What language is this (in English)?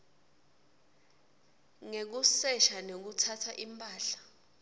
Swati